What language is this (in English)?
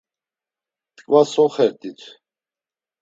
Laz